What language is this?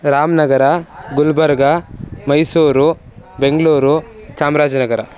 Sanskrit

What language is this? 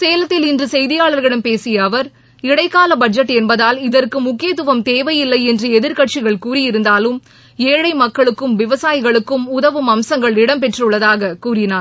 Tamil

